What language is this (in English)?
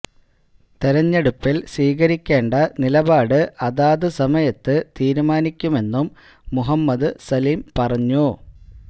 Malayalam